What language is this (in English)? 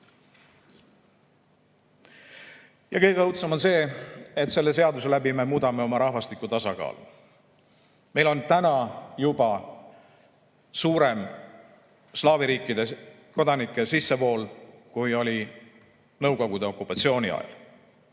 Estonian